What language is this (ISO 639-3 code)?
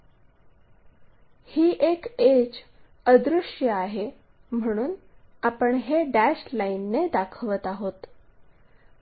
mar